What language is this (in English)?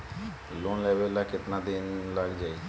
Bhojpuri